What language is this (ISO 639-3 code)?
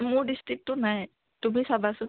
asm